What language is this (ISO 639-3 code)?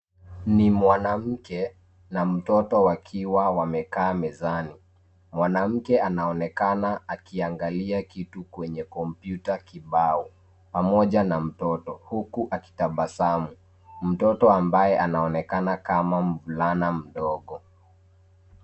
swa